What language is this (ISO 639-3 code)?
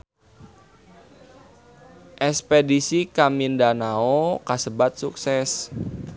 sun